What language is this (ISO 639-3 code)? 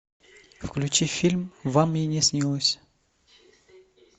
rus